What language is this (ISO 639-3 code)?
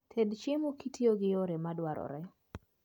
luo